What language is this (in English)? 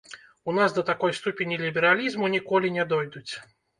Belarusian